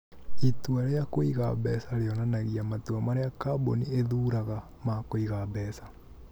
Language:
Kikuyu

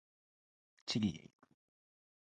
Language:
Japanese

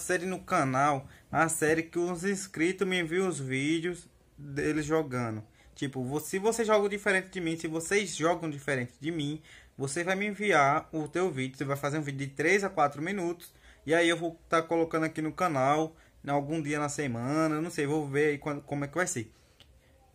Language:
Portuguese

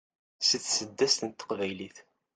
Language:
Kabyle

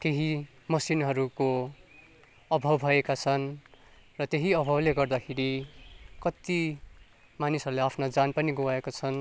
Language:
Nepali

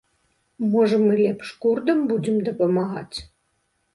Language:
Belarusian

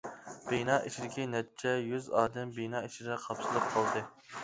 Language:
Uyghur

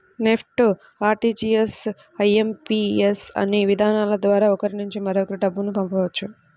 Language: Telugu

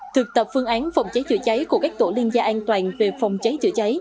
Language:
Vietnamese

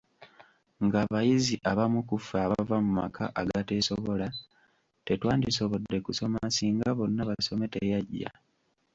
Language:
Ganda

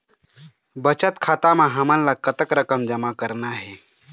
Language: Chhattisgarhi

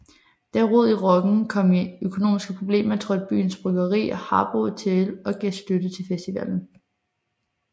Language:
Danish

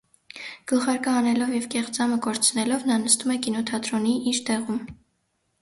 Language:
Armenian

